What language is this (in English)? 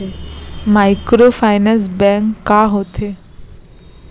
Chhattisgarhi